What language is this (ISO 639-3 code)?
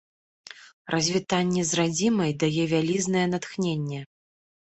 bel